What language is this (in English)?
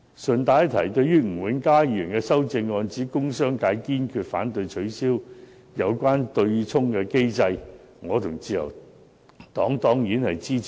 Cantonese